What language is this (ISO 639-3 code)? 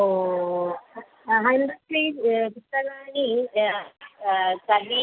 san